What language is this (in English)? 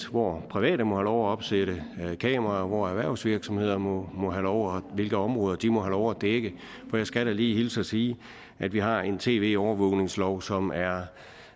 Danish